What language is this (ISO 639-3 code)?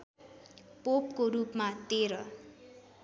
nep